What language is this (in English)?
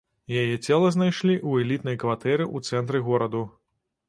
Belarusian